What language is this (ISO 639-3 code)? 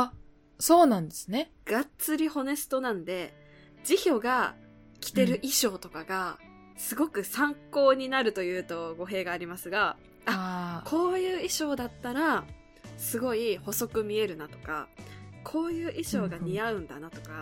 jpn